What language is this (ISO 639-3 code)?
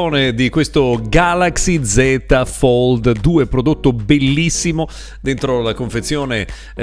ita